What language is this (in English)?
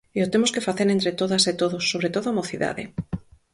Galician